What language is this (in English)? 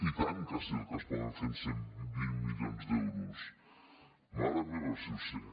Catalan